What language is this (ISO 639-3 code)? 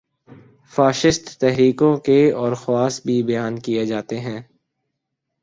urd